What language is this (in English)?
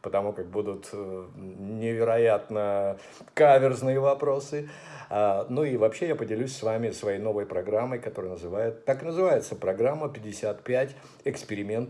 Russian